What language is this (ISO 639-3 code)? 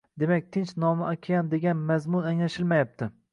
uzb